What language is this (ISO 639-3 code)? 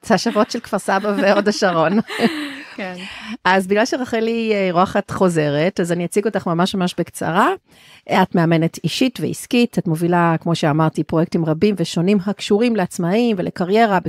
heb